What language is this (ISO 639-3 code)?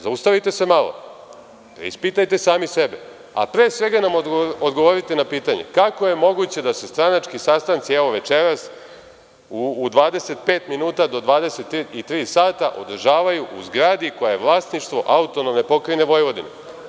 srp